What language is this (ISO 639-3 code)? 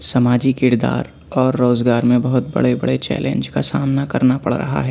urd